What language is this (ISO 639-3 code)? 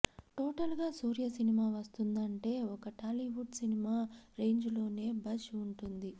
tel